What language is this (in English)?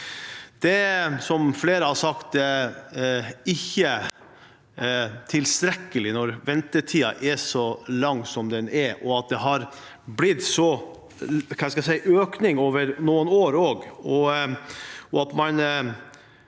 Norwegian